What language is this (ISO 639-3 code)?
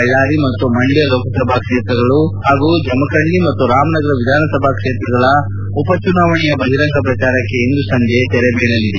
kan